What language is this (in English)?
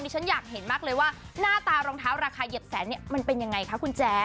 Thai